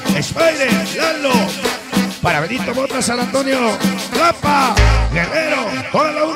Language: Spanish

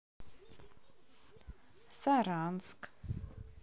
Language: Russian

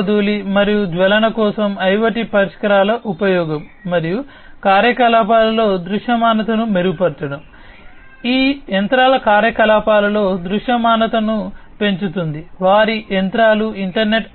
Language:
Telugu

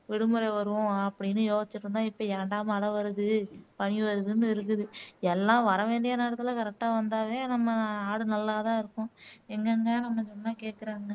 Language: Tamil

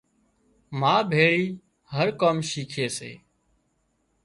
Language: Wadiyara Koli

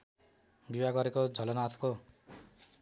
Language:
Nepali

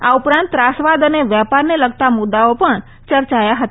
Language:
Gujarati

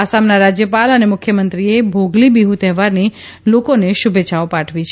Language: Gujarati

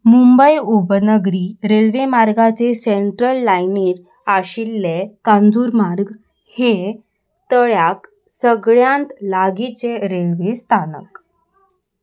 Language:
Konkani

